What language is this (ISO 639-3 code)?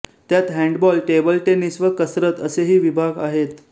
mar